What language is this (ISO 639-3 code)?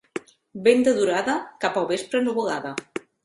cat